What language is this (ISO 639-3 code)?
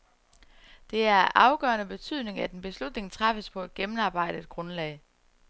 dan